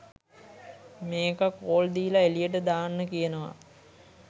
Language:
Sinhala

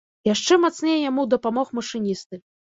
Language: Belarusian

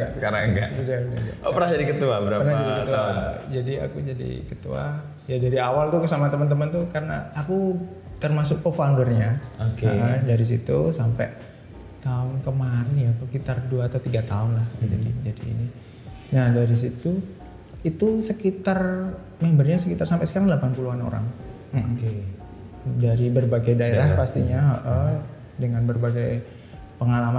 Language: Indonesian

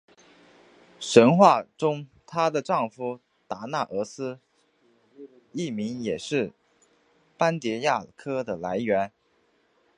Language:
Chinese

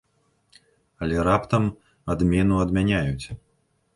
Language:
Belarusian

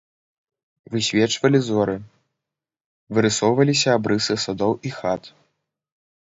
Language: Belarusian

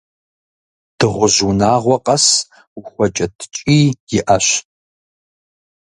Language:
Kabardian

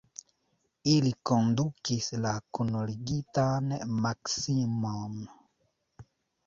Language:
Esperanto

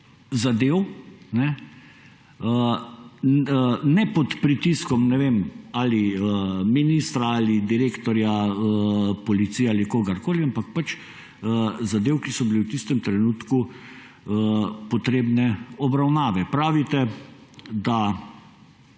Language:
Slovenian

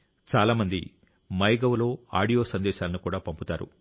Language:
Telugu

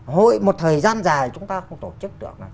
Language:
Vietnamese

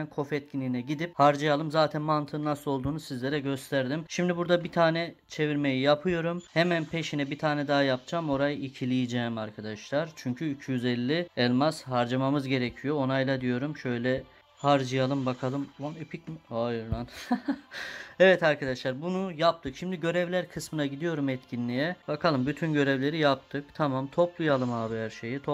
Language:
Turkish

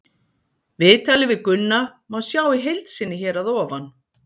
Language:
Icelandic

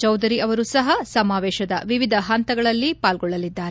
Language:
Kannada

